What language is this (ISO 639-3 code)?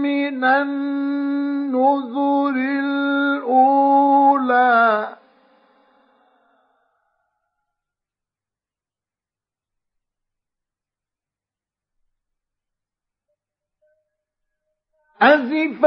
ara